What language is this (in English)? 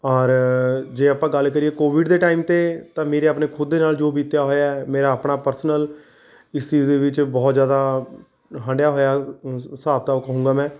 Punjabi